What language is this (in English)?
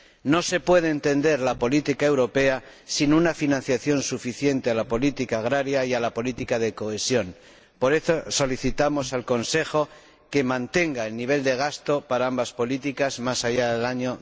Spanish